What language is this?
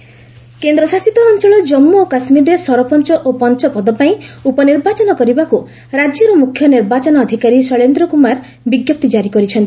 Odia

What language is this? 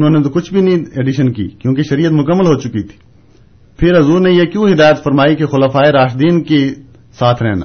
Urdu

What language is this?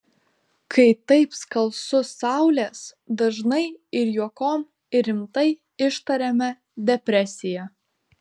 Lithuanian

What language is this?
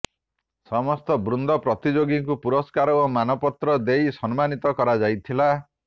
Odia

